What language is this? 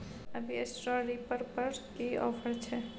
Maithili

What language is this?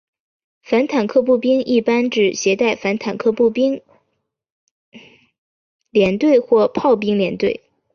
Chinese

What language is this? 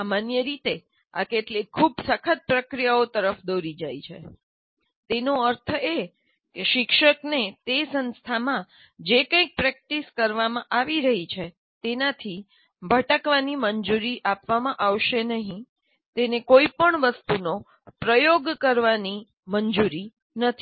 Gujarati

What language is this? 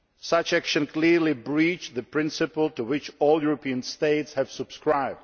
English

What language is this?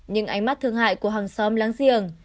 Vietnamese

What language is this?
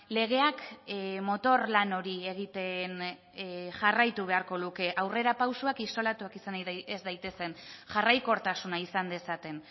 Basque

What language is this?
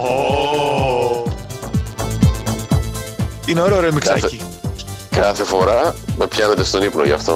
Greek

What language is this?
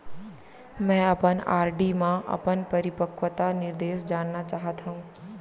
Chhattisgarhi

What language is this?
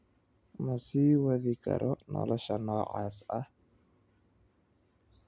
Somali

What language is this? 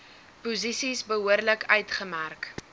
Afrikaans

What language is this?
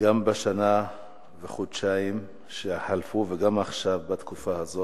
Hebrew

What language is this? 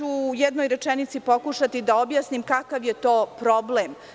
Serbian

